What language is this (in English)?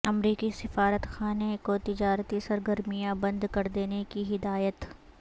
Urdu